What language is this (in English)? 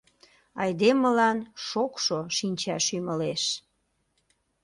Mari